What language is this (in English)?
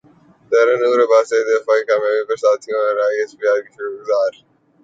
Urdu